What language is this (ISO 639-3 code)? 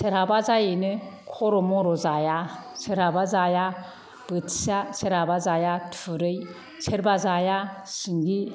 brx